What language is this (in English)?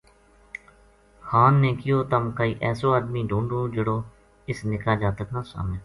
Gujari